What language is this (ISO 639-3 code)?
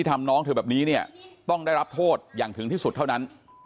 tha